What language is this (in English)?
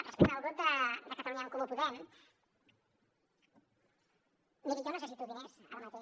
Catalan